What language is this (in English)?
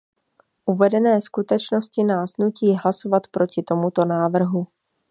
Czech